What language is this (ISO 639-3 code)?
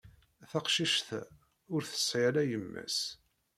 kab